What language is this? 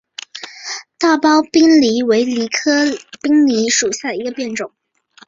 Chinese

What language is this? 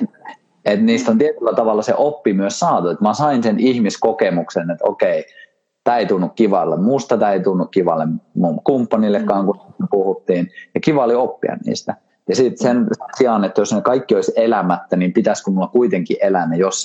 Finnish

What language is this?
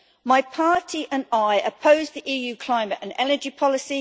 English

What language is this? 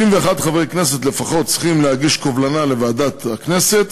Hebrew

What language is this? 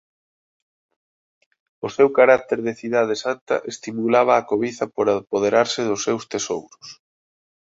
Galician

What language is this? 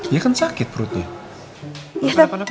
Indonesian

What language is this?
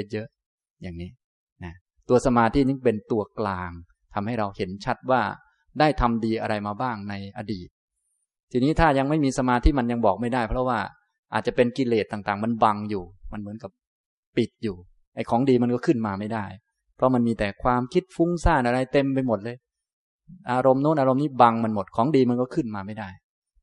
Thai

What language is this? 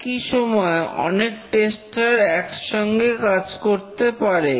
Bangla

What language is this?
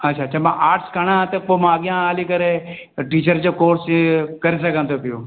Sindhi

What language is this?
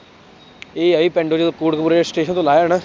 Punjabi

